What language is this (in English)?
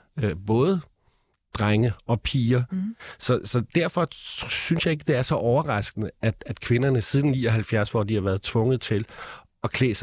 Danish